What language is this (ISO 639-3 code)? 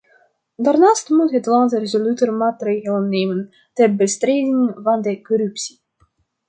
nld